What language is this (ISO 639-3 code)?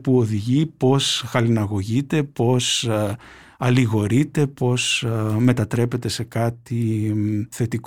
ell